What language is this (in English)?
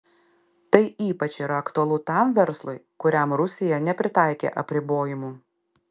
Lithuanian